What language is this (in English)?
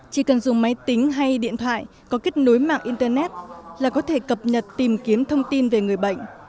Vietnamese